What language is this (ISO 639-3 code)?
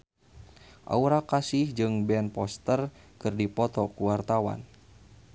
sun